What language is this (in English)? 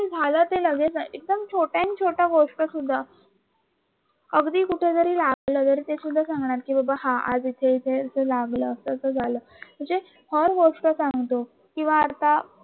Marathi